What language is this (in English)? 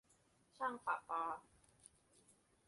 Thai